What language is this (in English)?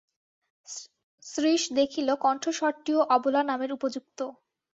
Bangla